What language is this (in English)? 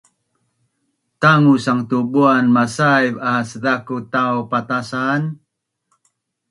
Bunun